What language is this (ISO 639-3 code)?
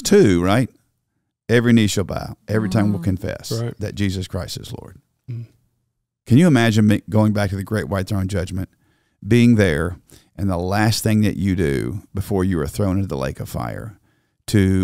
eng